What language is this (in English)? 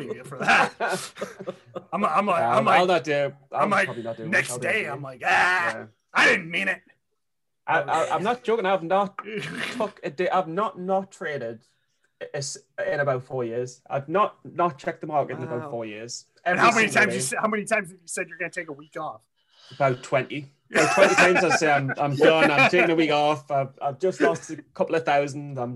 English